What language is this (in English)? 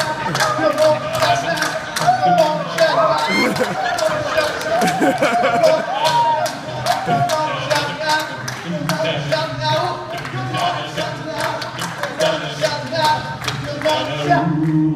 English